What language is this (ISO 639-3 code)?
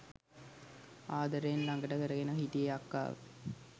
sin